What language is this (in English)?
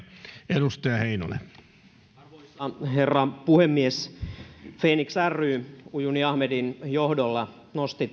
Finnish